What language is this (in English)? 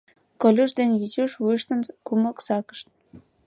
Mari